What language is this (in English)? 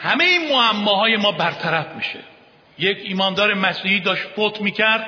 Persian